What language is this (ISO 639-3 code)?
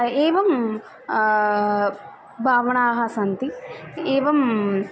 san